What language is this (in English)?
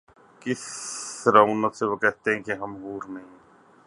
Urdu